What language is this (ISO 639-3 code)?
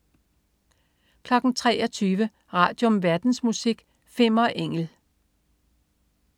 dan